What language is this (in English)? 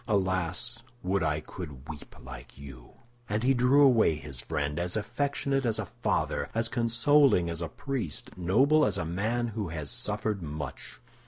English